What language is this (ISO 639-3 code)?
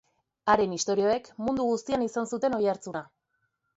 eus